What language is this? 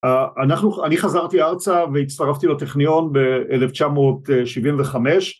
Hebrew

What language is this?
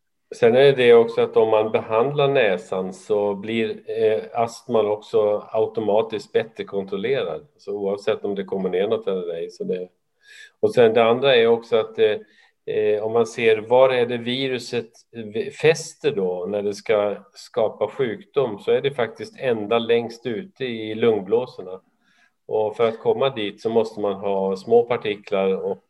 Swedish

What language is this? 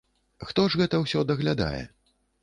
Belarusian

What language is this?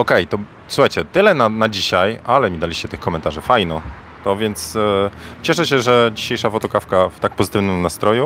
Polish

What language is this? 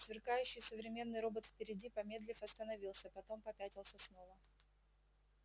Russian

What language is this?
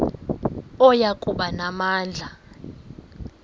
Xhosa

